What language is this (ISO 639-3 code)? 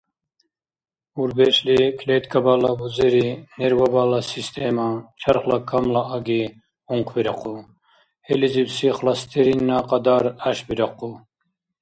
dar